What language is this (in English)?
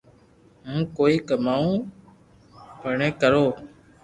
Loarki